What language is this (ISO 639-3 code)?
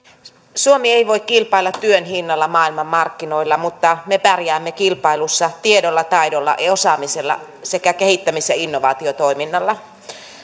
fin